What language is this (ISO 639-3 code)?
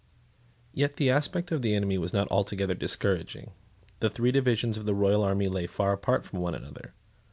eng